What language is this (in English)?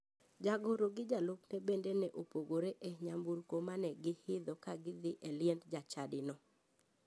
Luo (Kenya and Tanzania)